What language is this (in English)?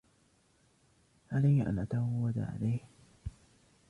Arabic